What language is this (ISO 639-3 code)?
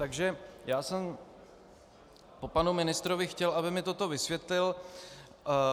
ces